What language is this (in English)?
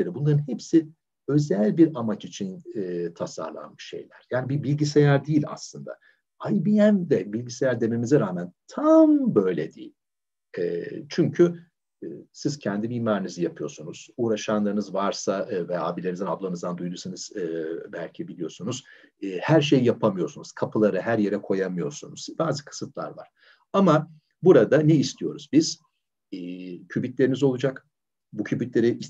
Turkish